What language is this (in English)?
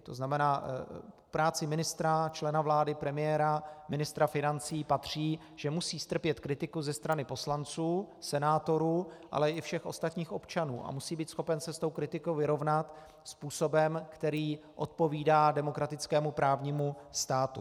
Czech